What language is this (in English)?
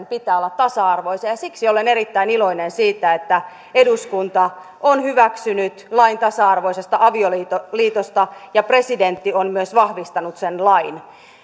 Finnish